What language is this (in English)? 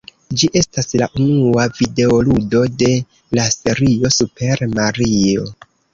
Esperanto